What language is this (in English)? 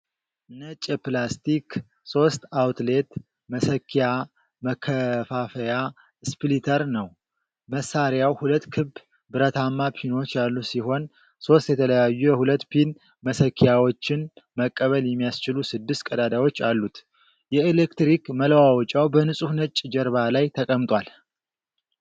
Amharic